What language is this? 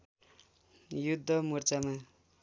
Nepali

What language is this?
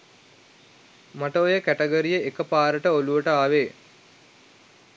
Sinhala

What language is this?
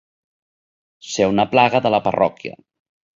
Catalan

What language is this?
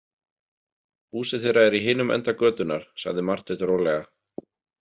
Icelandic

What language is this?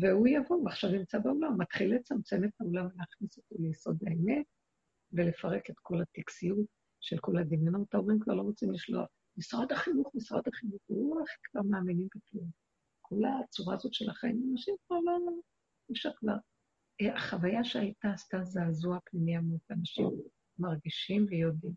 Hebrew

